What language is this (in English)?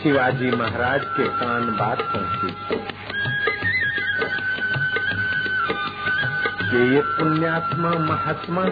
Hindi